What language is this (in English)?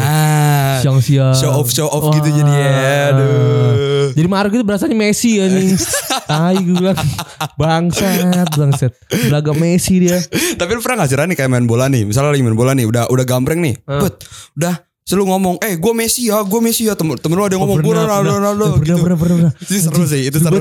Indonesian